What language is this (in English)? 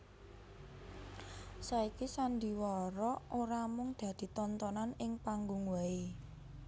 Javanese